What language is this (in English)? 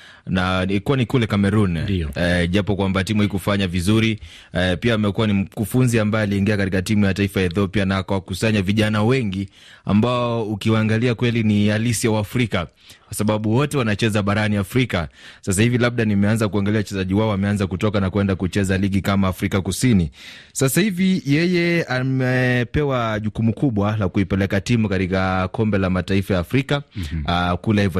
Swahili